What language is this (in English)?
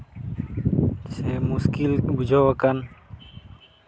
Santali